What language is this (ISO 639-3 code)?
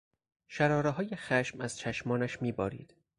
fas